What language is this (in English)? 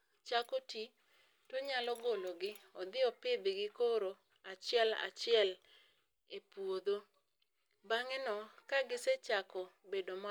Luo (Kenya and Tanzania)